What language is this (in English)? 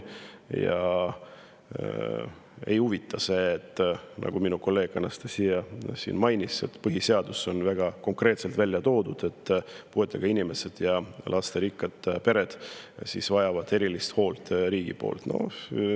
Estonian